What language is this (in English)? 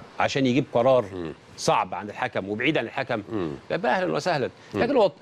Arabic